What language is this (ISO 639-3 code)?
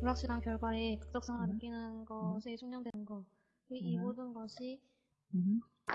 kor